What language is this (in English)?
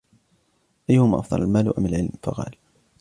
Arabic